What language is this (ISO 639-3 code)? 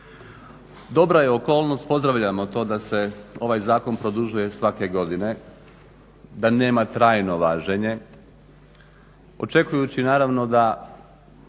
hrv